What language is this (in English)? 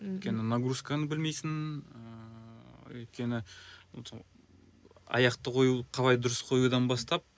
Kazakh